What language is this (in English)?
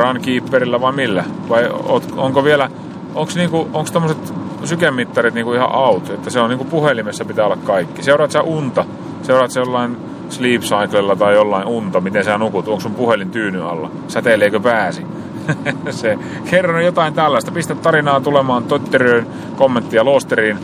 Finnish